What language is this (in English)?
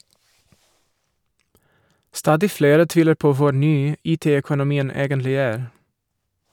Norwegian